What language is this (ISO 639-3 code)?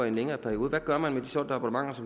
dan